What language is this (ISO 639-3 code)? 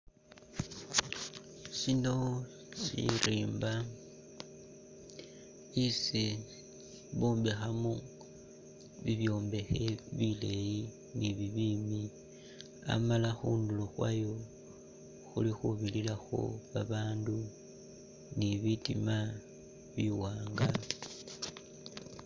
myx